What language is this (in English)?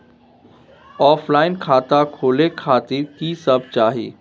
Maithili